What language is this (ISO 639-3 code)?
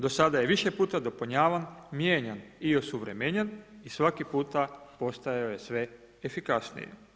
hrv